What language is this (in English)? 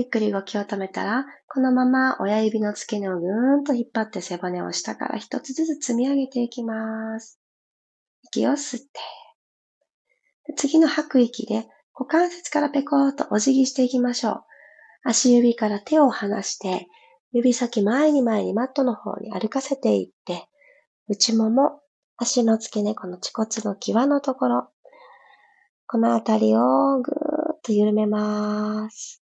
Japanese